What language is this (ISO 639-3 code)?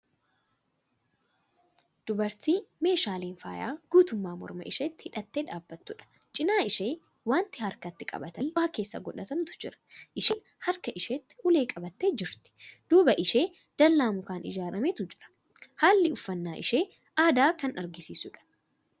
orm